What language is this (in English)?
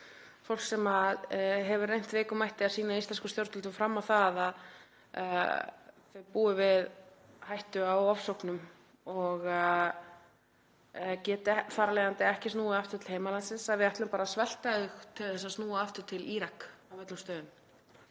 Icelandic